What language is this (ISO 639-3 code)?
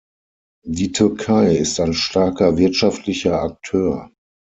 deu